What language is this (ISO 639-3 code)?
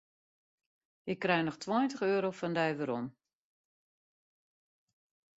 fry